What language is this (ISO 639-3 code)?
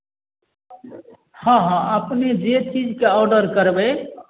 mai